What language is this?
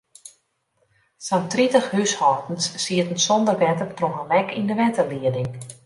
Western Frisian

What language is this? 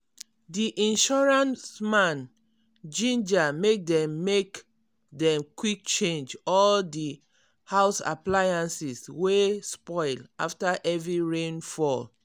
Nigerian Pidgin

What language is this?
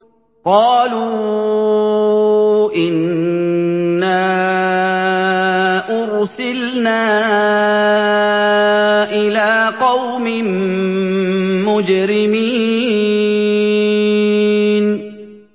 Arabic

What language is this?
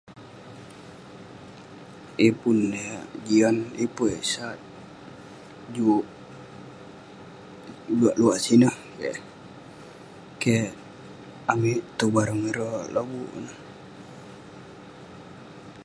Western Penan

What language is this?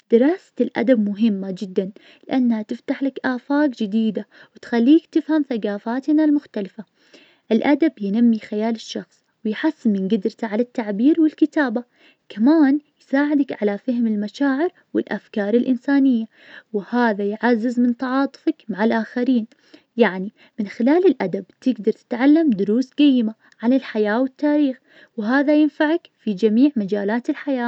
Najdi Arabic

